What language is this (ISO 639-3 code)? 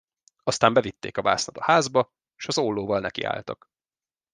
hun